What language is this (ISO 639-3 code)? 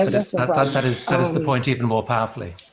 eng